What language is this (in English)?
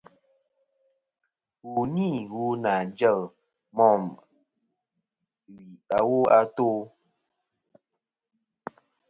Kom